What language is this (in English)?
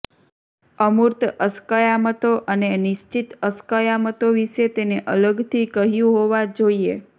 Gujarati